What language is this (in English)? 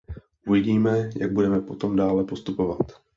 Czech